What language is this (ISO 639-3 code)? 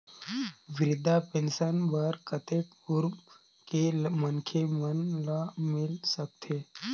hne